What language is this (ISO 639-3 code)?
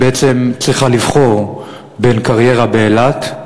heb